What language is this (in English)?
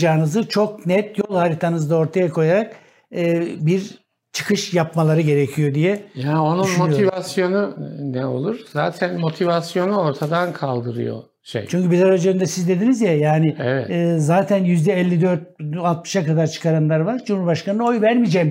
Turkish